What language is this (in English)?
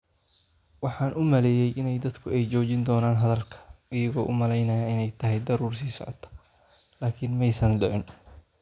Somali